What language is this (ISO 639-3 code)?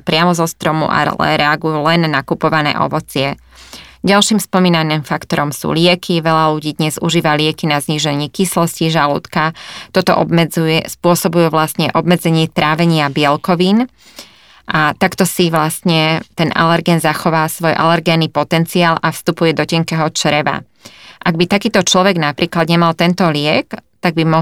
slk